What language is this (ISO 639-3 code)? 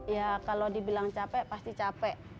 ind